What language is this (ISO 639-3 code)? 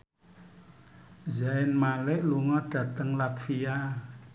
jav